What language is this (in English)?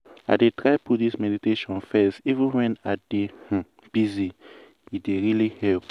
Nigerian Pidgin